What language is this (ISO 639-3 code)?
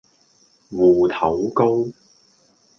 yue